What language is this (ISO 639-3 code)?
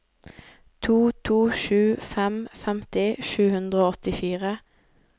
nor